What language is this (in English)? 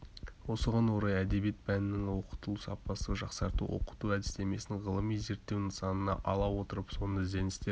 Kazakh